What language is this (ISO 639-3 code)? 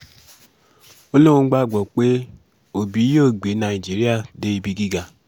yor